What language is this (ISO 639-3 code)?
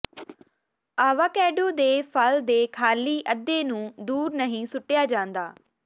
pan